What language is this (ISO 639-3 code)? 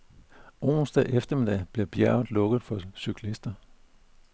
dan